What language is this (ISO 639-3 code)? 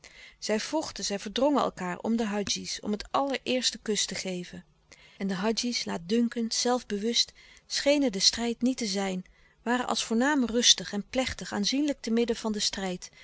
nld